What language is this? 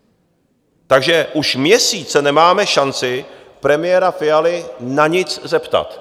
Czech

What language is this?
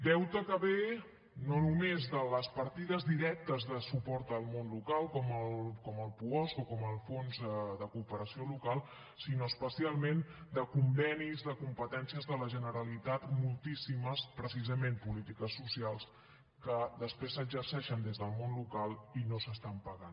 Catalan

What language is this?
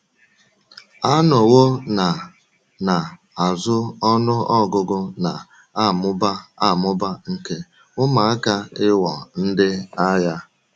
Igbo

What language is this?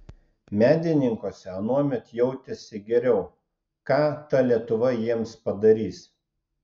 Lithuanian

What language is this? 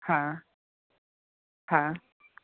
Gujarati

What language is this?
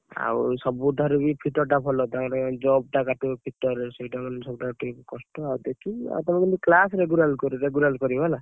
Odia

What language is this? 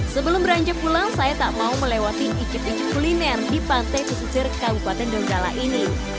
Indonesian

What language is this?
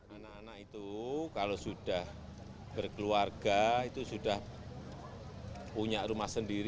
Indonesian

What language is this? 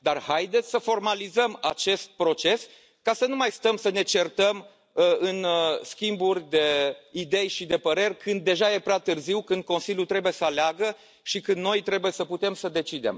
Romanian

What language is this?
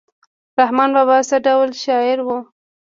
Pashto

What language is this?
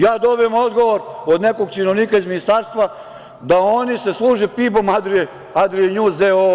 Serbian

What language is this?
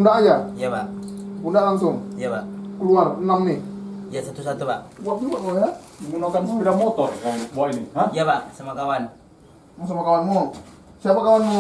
Indonesian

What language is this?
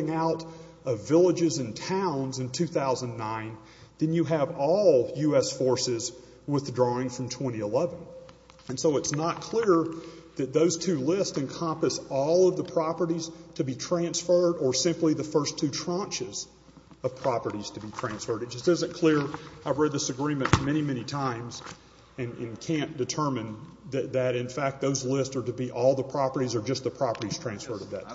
English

